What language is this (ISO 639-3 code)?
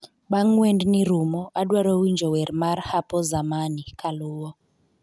luo